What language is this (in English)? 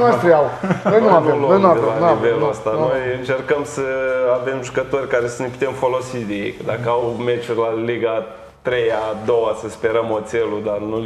Romanian